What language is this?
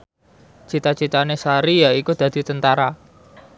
Javanese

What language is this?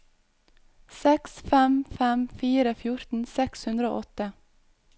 Norwegian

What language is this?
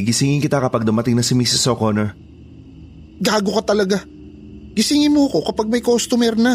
Filipino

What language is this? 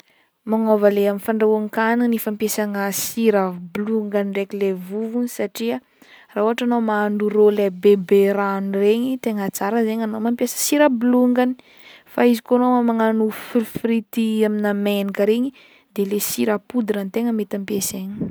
Northern Betsimisaraka Malagasy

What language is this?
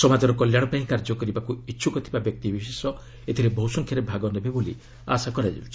Odia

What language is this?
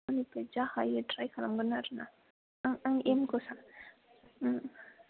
Bodo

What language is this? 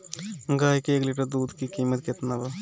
Bhojpuri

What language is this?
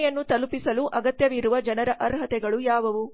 Kannada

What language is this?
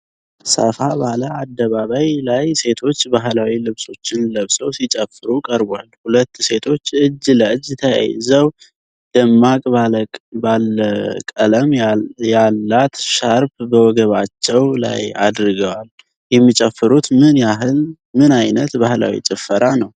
Amharic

